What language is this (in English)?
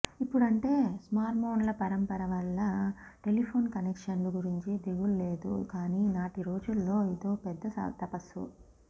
Telugu